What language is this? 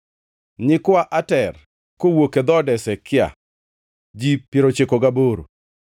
Luo (Kenya and Tanzania)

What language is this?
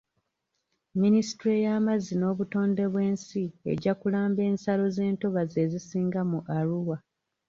Ganda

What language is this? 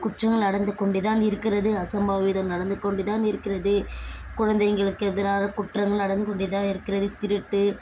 Tamil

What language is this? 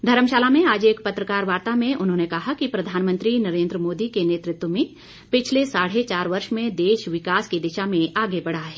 Hindi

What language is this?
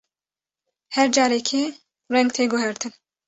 Kurdish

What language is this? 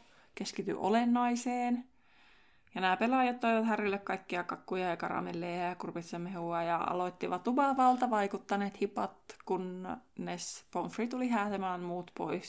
Finnish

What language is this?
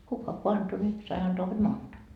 Finnish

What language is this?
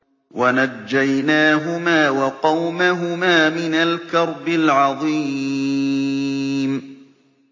Arabic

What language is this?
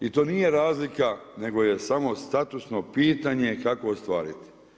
Croatian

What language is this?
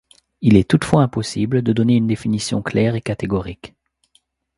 French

